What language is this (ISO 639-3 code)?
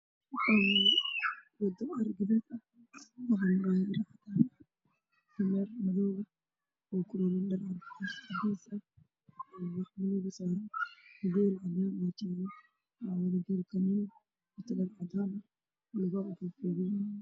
som